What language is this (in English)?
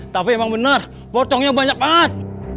Indonesian